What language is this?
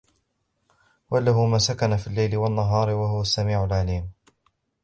Arabic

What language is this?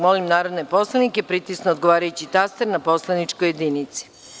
Serbian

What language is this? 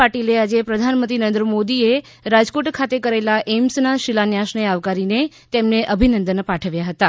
Gujarati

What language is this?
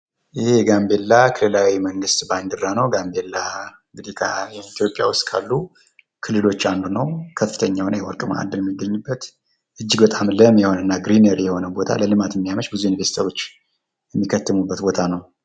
Amharic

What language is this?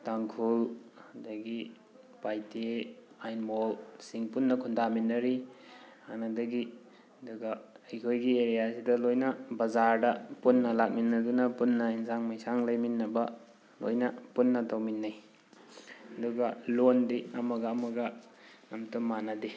Manipuri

